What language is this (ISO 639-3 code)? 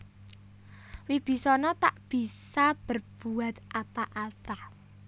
jav